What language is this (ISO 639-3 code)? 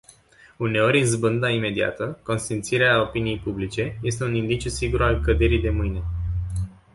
ron